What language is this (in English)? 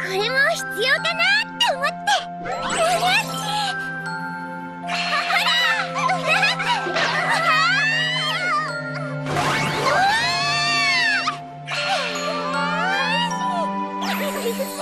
Japanese